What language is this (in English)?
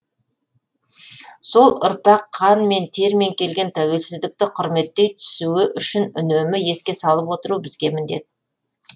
Kazakh